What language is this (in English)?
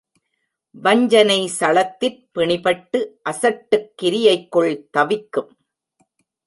Tamil